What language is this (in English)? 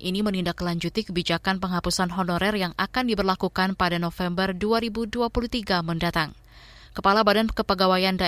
Indonesian